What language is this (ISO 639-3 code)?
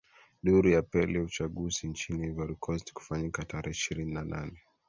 swa